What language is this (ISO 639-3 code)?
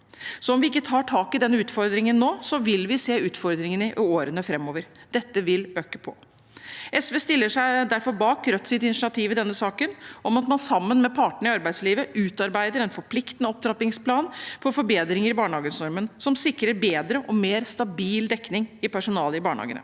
nor